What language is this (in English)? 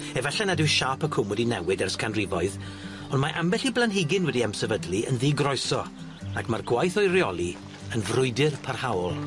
Welsh